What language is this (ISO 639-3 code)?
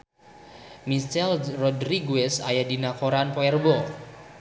sun